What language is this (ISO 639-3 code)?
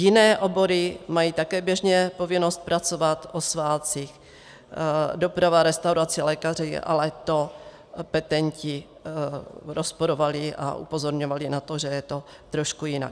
ces